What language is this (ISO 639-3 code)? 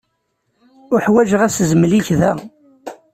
kab